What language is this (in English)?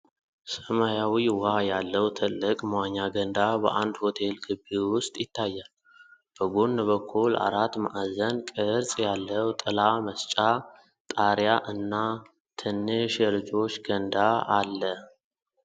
Amharic